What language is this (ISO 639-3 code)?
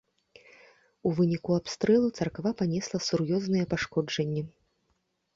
bel